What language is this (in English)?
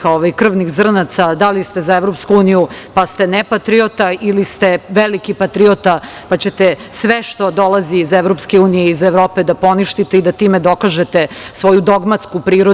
Serbian